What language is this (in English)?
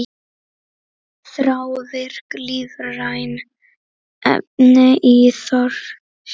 Icelandic